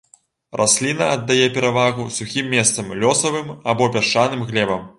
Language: Belarusian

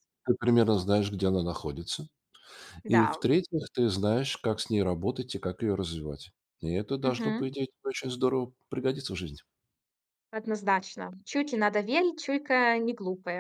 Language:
Russian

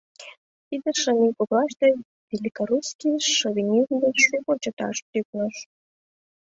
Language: Mari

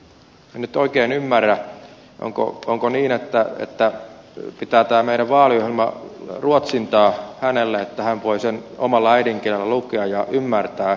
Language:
Finnish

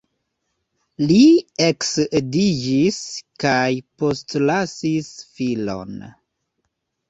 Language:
Esperanto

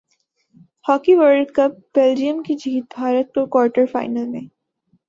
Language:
Urdu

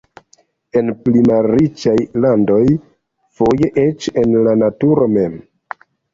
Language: Esperanto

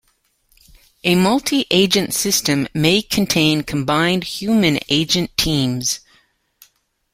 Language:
English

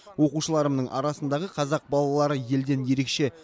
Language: Kazakh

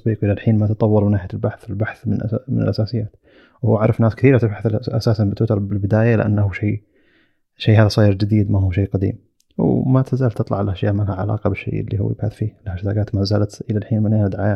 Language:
Arabic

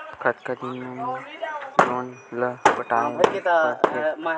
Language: Chhattisgarhi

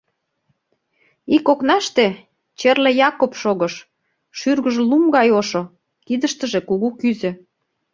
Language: Mari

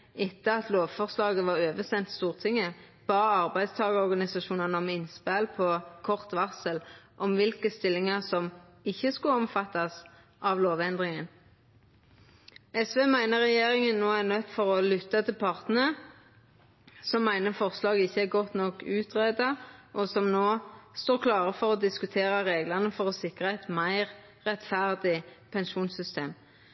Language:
Norwegian Nynorsk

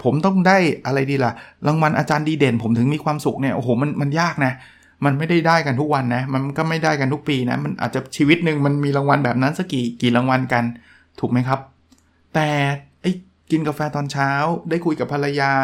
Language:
Thai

